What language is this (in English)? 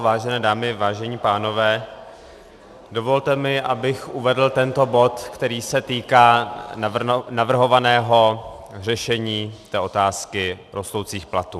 Czech